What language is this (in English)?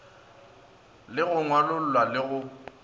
Northern Sotho